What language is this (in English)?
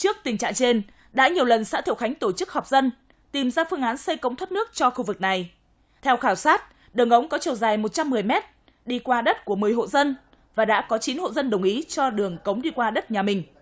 Vietnamese